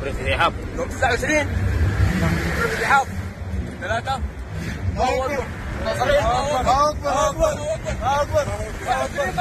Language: Arabic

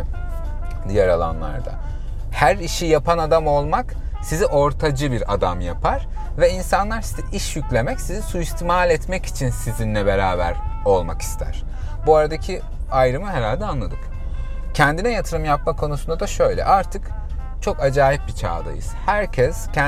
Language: Turkish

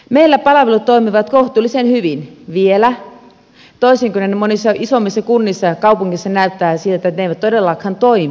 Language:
Finnish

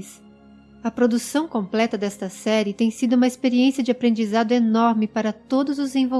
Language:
Portuguese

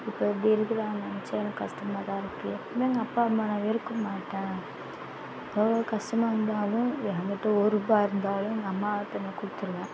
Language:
Tamil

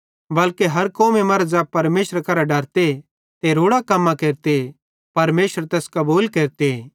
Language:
Bhadrawahi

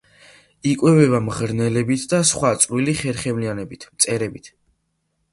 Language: Georgian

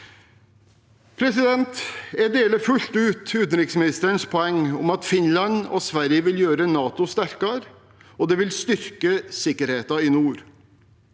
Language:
Norwegian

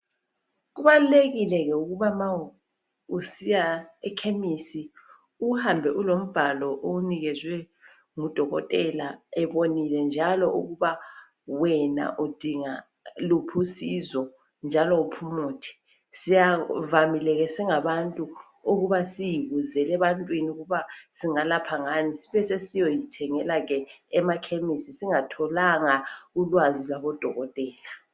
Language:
North Ndebele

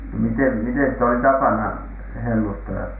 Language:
Finnish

